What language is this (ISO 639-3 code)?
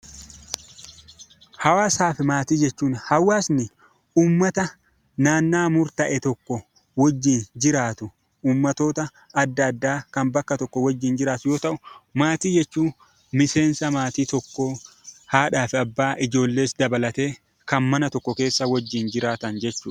orm